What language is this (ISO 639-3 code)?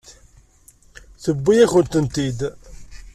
kab